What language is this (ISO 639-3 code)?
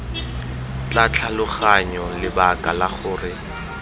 tsn